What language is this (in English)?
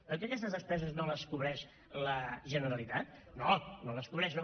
Catalan